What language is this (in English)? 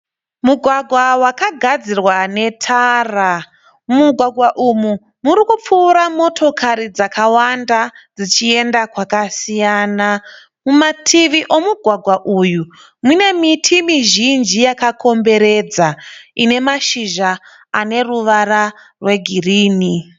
Shona